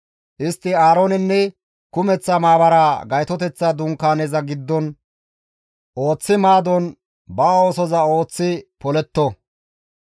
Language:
Gamo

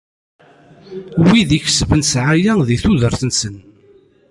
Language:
Kabyle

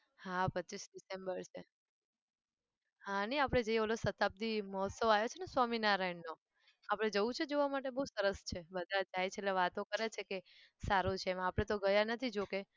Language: Gujarati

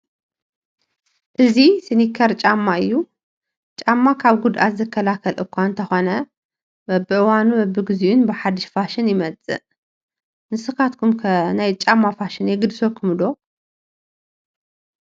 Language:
Tigrinya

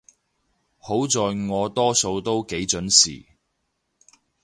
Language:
Cantonese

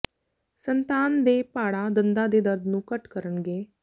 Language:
Punjabi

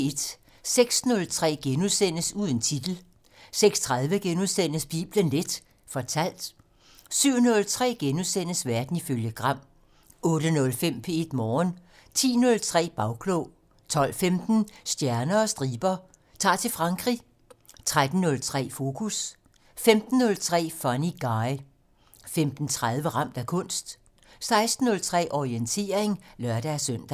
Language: Danish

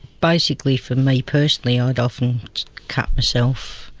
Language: English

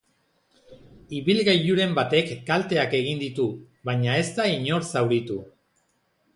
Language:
Basque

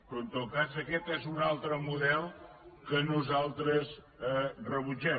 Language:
Catalan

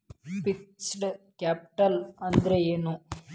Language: Kannada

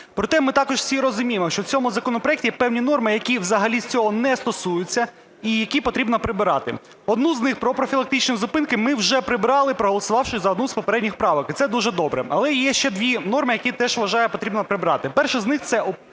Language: Ukrainian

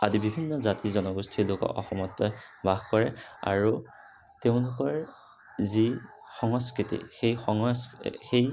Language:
Assamese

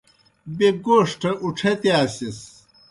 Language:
Kohistani Shina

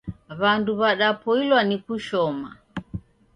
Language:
Taita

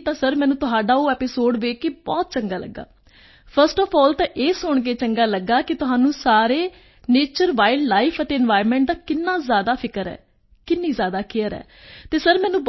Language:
Punjabi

